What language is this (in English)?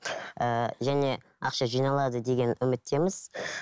Kazakh